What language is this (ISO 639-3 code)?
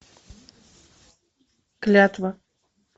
rus